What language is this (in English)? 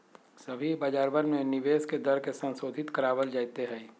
Magahi